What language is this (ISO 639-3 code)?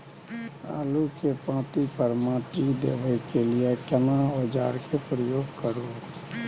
mai